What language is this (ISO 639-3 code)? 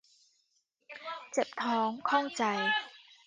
tha